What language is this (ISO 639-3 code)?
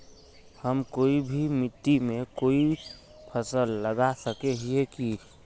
mag